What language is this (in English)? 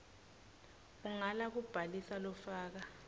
Swati